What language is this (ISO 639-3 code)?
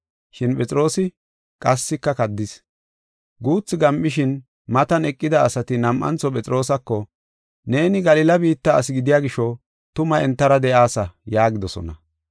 gof